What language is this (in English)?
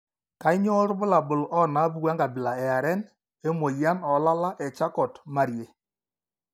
Masai